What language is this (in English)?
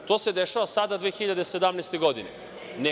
Serbian